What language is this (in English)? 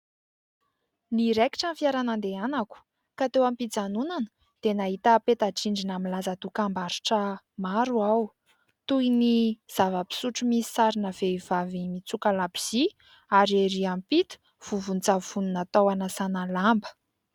Malagasy